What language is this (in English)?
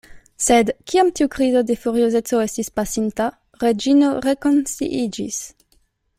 Esperanto